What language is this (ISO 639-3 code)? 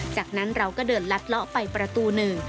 tha